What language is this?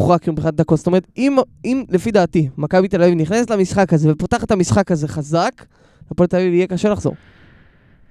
Hebrew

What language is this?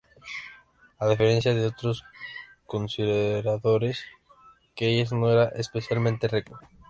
Spanish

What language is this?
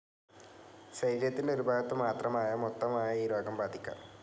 Malayalam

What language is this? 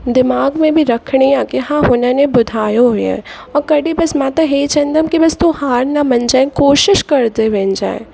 Sindhi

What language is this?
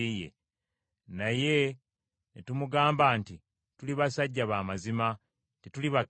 Ganda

